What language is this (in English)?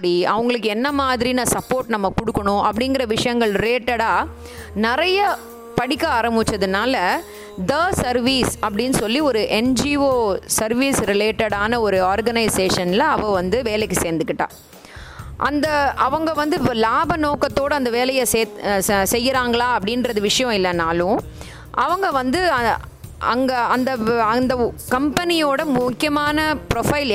Tamil